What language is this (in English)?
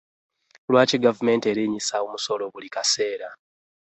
Ganda